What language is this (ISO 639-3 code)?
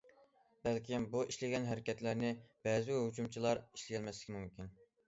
uig